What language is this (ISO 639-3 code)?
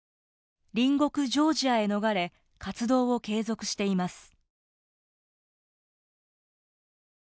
jpn